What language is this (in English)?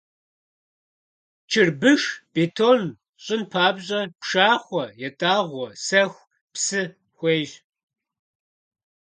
Kabardian